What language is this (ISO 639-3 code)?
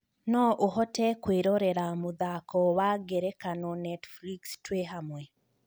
kik